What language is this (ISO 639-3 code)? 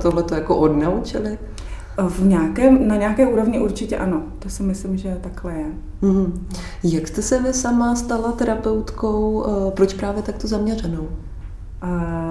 ces